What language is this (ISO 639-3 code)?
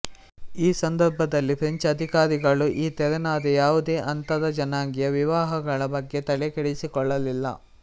kan